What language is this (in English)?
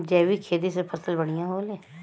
Bhojpuri